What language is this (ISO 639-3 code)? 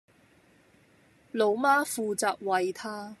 yue